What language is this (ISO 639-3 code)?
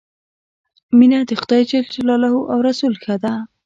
pus